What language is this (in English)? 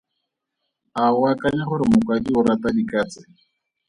Tswana